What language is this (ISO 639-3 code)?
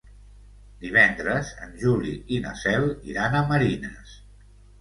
cat